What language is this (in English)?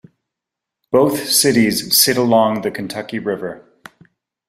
English